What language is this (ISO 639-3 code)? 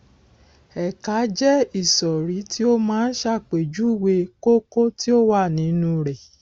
yor